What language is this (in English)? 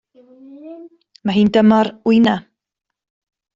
Welsh